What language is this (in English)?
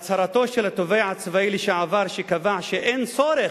Hebrew